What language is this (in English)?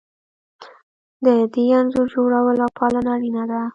Pashto